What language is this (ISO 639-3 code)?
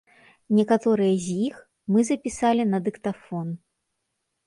bel